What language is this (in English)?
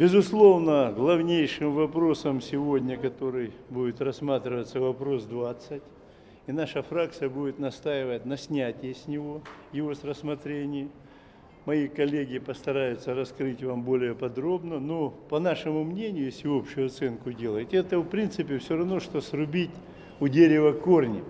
Russian